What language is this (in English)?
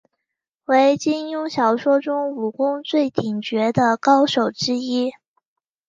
Chinese